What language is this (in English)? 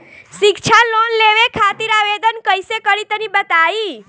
Bhojpuri